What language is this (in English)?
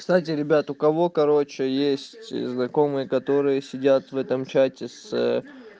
Russian